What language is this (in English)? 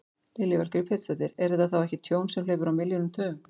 Icelandic